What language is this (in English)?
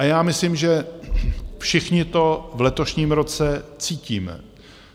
Czech